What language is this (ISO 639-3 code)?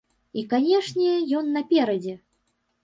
bel